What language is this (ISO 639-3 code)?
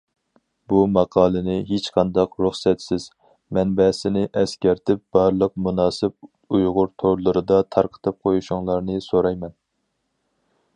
uig